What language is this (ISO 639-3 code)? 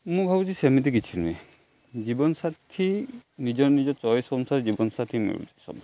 ori